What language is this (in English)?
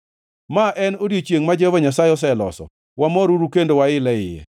Luo (Kenya and Tanzania)